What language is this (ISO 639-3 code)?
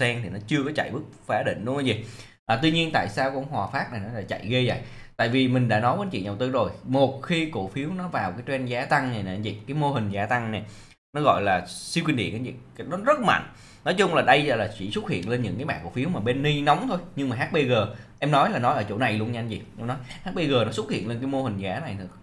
vie